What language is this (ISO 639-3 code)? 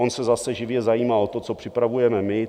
ces